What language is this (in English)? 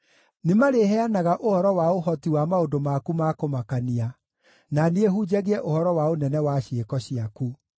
Kikuyu